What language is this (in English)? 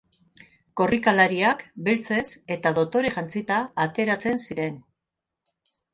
Basque